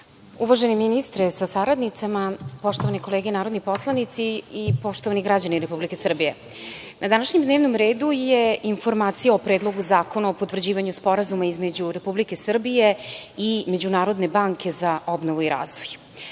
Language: Serbian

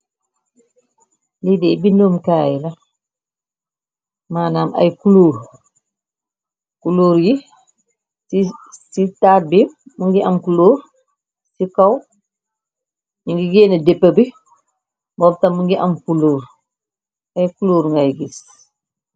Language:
Wolof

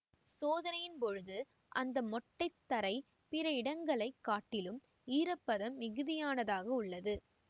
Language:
Tamil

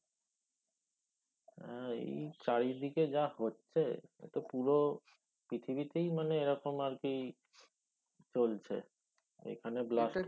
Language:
Bangla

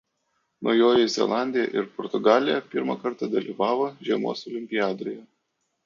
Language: Lithuanian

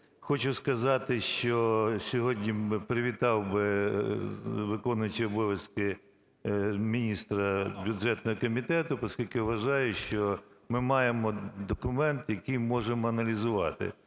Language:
Ukrainian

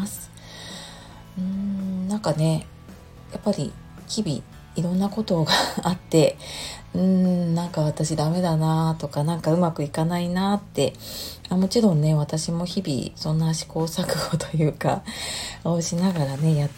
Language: Japanese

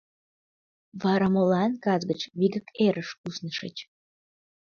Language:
Mari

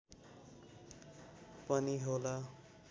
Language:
Nepali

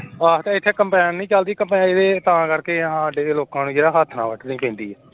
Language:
Punjabi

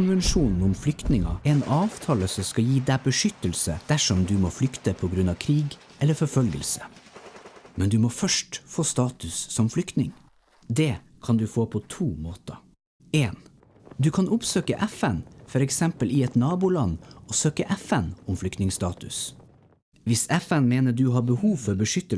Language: Norwegian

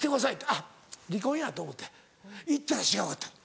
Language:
Japanese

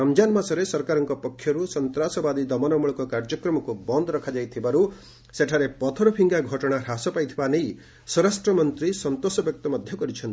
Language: Odia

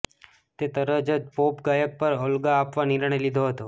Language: Gujarati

